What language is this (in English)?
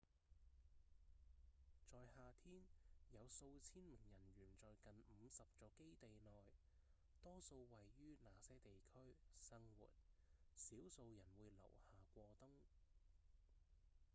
Cantonese